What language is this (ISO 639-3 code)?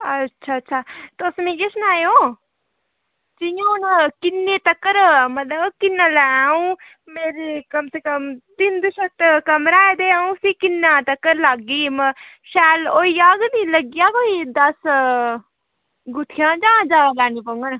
doi